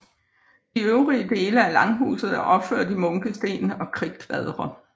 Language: Danish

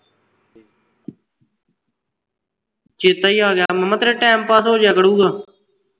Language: Punjabi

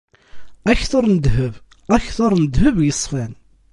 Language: Kabyle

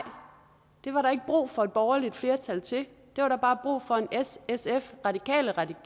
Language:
Danish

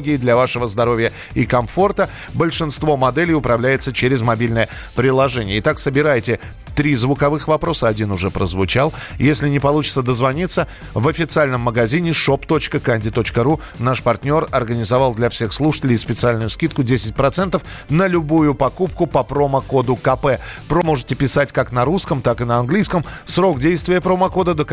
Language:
Russian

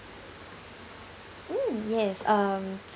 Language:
English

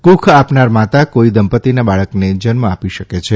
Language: Gujarati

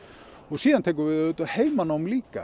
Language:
Icelandic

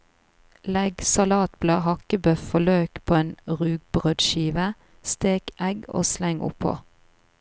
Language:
Norwegian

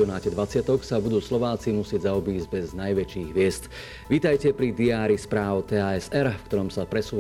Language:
Slovak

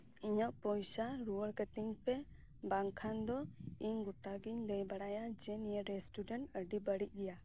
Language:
Santali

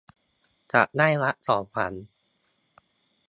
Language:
Thai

